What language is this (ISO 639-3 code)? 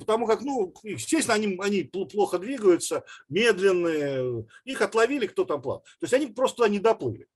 rus